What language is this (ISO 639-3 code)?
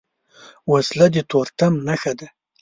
pus